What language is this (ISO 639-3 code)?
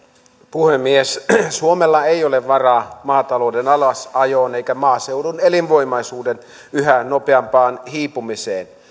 fin